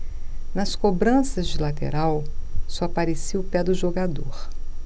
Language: Portuguese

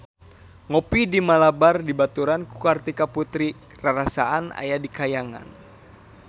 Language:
Sundanese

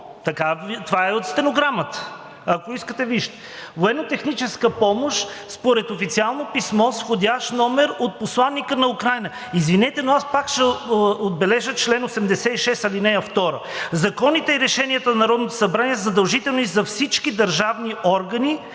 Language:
Bulgarian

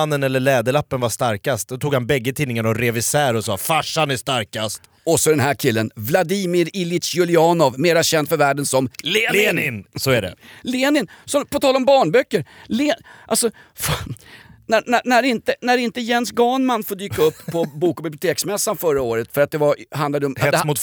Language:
Swedish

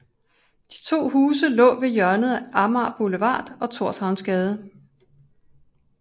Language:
Danish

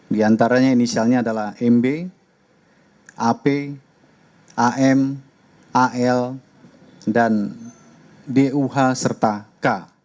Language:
Indonesian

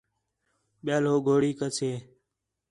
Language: Khetrani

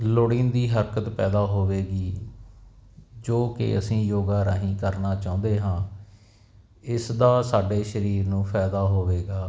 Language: Punjabi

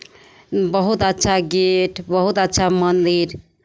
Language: Maithili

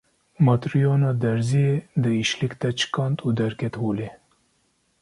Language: Kurdish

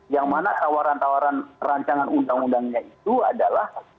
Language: Indonesian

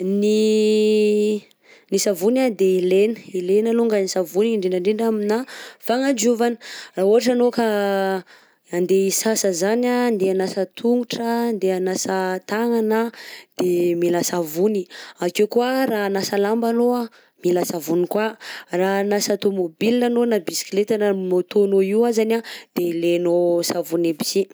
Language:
Southern Betsimisaraka Malagasy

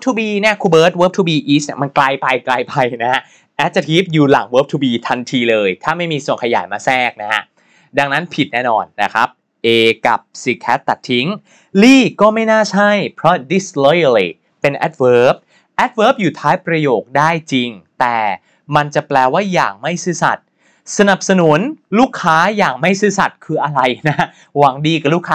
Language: Thai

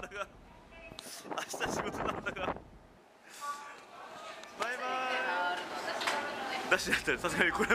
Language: Japanese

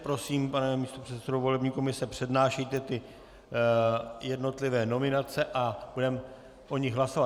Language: Czech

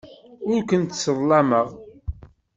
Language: Kabyle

